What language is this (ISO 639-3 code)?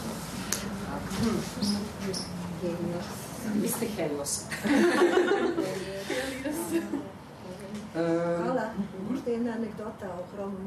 ukr